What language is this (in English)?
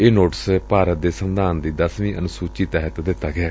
Punjabi